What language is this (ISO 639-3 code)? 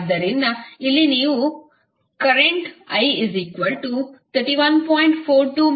kan